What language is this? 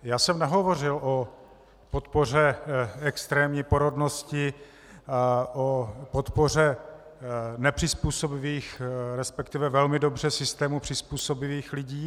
Czech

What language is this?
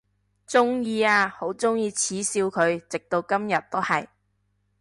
Cantonese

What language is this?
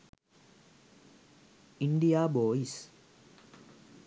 Sinhala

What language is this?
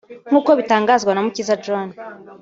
Kinyarwanda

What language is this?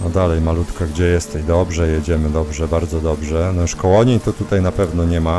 Polish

